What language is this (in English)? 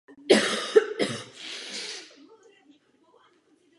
Czech